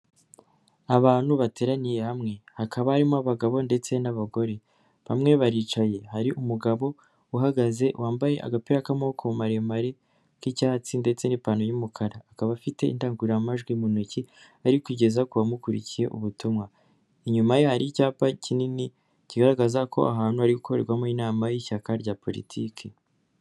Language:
Kinyarwanda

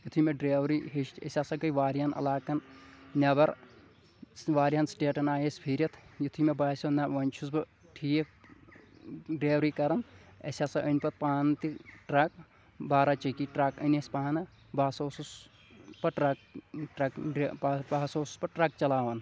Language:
Kashmiri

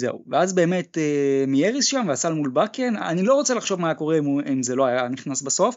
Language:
Hebrew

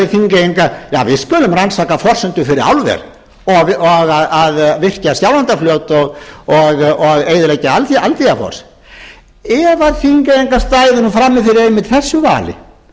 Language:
Icelandic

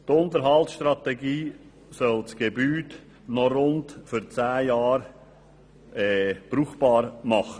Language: Swiss German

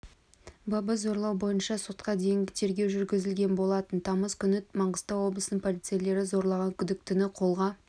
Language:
Kazakh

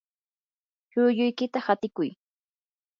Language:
Yanahuanca Pasco Quechua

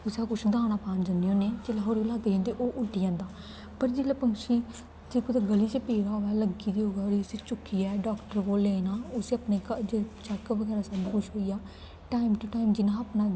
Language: Dogri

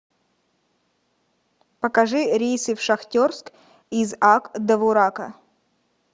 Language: Russian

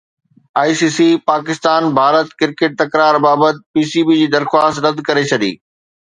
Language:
Sindhi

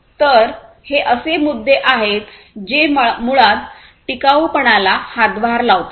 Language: Marathi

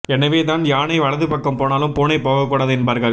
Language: Tamil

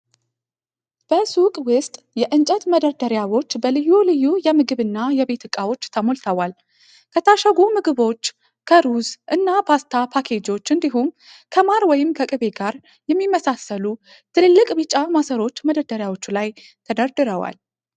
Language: Amharic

